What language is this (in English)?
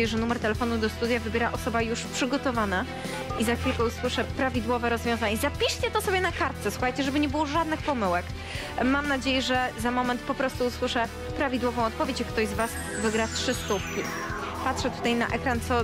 Polish